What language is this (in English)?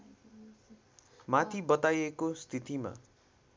Nepali